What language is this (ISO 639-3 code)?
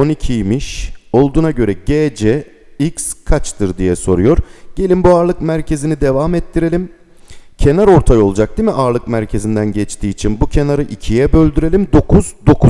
tur